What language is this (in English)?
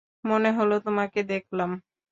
Bangla